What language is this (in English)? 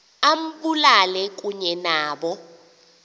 Xhosa